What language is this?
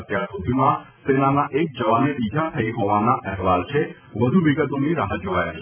Gujarati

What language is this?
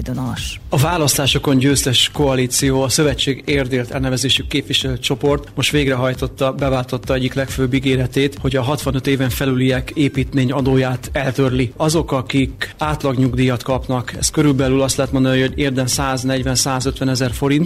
Hungarian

